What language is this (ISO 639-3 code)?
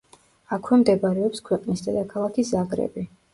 kat